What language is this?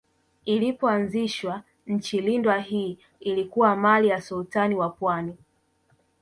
Swahili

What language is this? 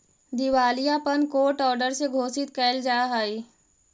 Magahi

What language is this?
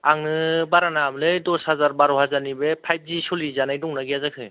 Bodo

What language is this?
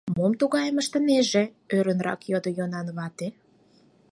Mari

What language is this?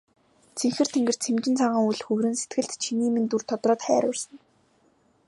Mongolian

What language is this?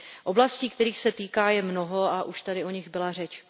Czech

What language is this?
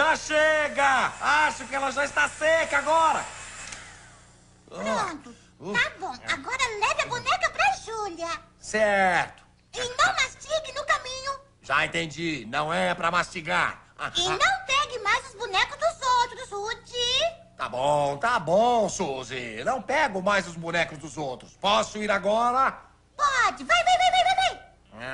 Portuguese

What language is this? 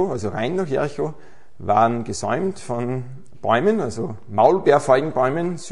German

